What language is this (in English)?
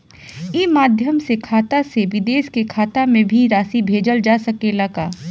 Bhojpuri